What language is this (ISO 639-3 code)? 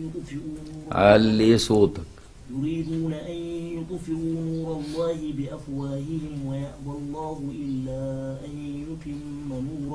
ara